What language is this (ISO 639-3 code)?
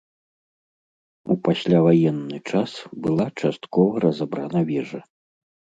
bel